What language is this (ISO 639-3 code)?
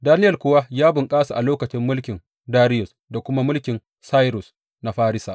hau